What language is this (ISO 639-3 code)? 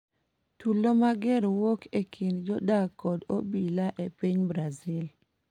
luo